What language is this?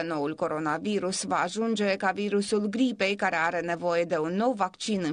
Romanian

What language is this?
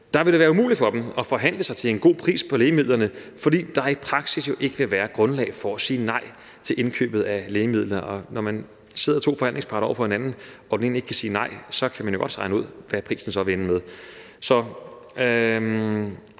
Danish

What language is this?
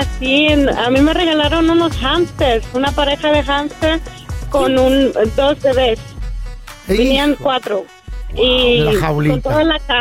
Spanish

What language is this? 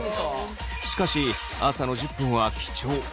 Japanese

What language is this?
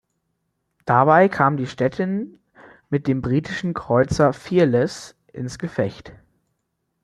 German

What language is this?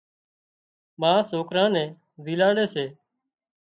Wadiyara Koli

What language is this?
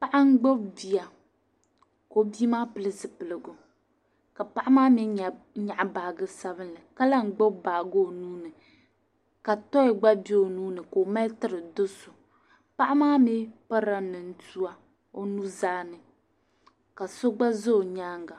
Dagbani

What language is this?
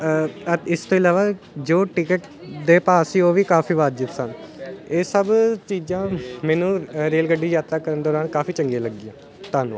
Punjabi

